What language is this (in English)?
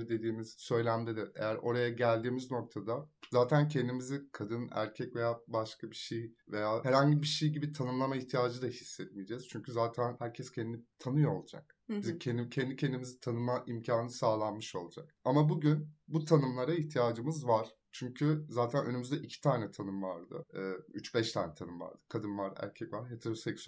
Turkish